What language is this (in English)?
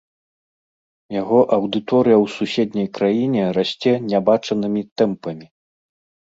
Belarusian